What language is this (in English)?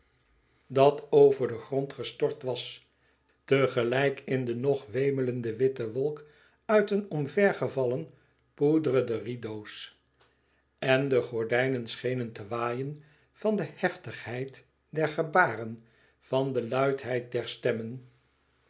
Dutch